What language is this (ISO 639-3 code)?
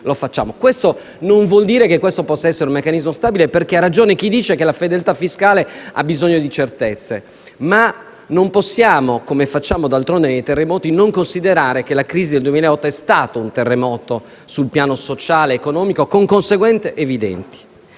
ita